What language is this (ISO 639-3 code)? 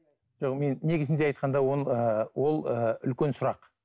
kaz